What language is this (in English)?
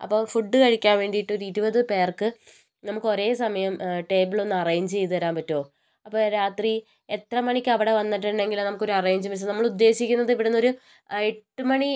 Malayalam